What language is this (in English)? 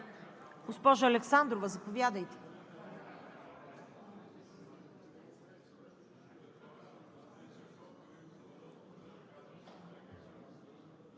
Bulgarian